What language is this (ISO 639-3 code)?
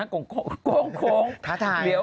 tha